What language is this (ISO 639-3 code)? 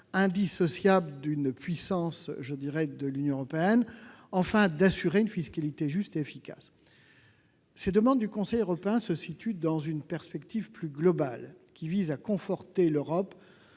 fra